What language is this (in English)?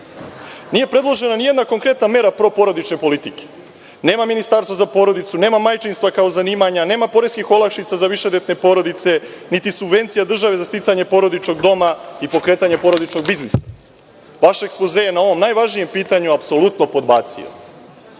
Serbian